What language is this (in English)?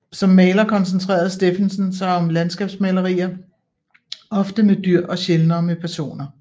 Danish